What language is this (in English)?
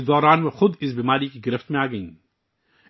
Urdu